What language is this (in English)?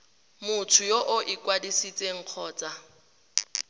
Tswana